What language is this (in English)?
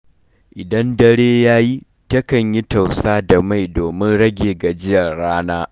Hausa